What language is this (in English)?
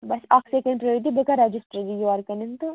Kashmiri